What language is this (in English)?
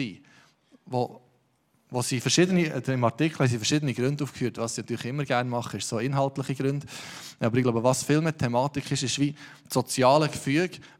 German